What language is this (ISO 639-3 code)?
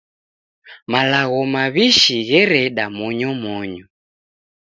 dav